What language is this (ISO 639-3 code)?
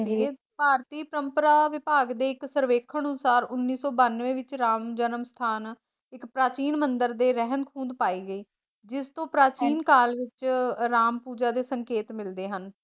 pan